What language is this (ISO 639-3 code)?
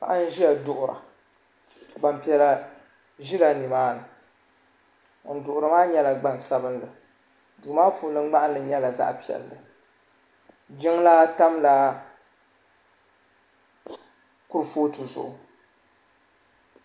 dag